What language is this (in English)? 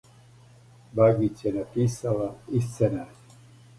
Serbian